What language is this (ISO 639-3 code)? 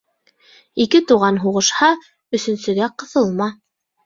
bak